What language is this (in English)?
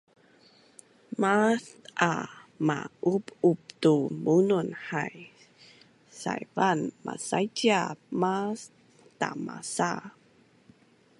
Bunun